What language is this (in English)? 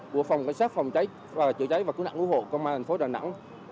Vietnamese